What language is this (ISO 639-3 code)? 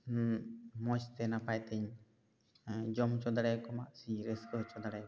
sat